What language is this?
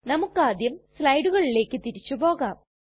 Malayalam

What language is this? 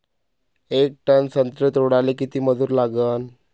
Marathi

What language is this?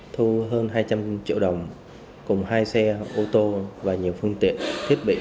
Vietnamese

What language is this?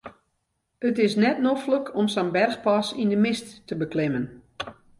Western Frisian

